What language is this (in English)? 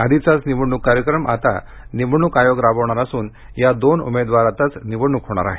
Marathi